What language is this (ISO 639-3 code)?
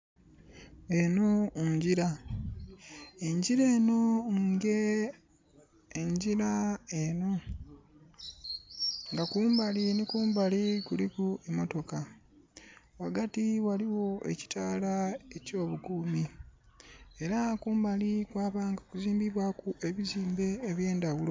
xog